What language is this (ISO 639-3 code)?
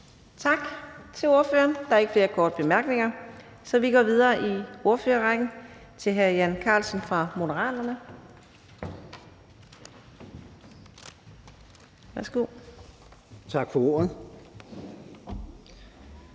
dan